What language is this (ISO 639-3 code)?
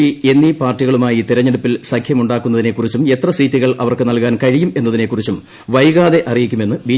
mal